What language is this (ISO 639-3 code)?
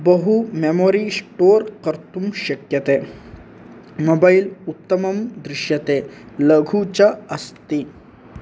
san